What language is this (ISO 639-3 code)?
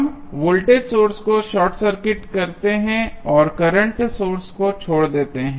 hin